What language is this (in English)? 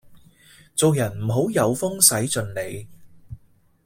Cantonese